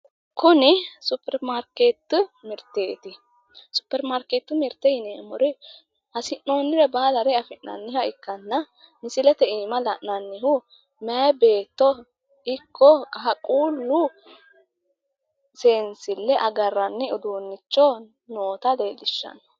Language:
Sidamo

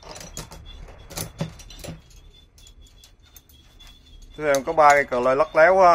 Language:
Vietnamese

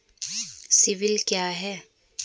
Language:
Hindi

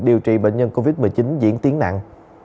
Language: Vietnamese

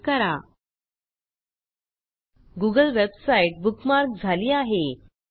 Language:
Marathi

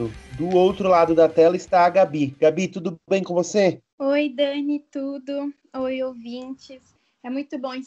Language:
Portuguese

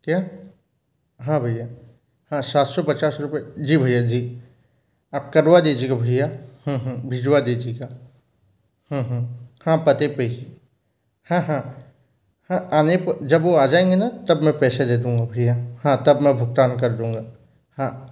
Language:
Hindi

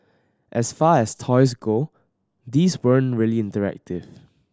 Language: English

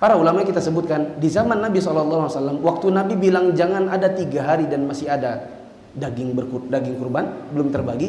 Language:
Indonesian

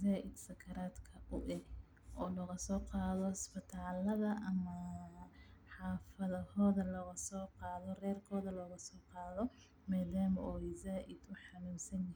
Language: Somali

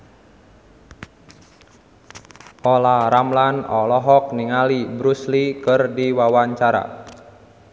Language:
Sundanese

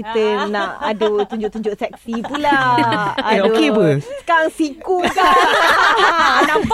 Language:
Malay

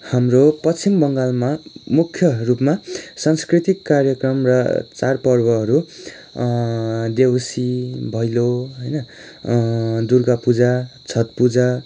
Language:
Nepali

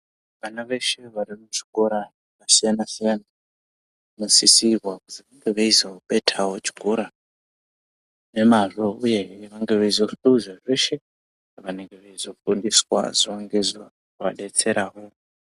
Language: Ndau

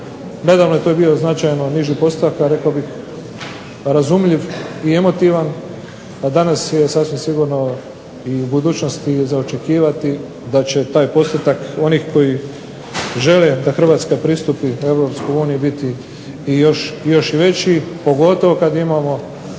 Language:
Croatian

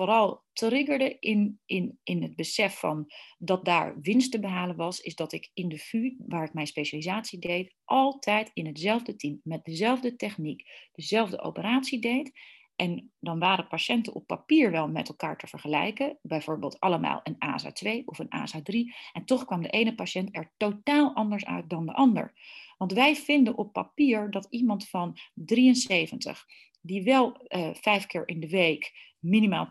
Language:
Dutch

